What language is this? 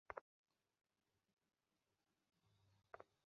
Bangla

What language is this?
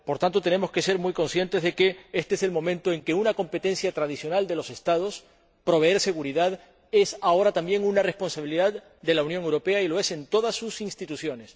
Spanish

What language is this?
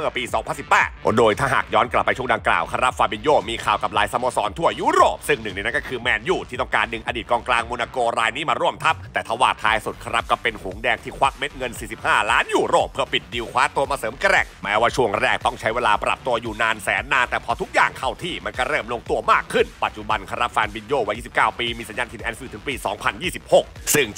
Thai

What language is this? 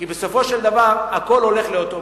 Hebrew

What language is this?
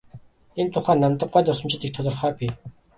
Mongolian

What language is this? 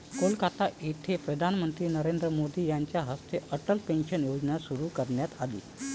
Marathi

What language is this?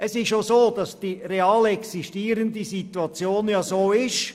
Swiss German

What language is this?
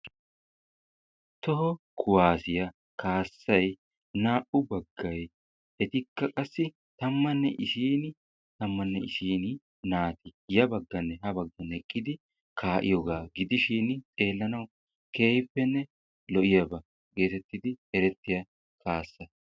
Wolaytta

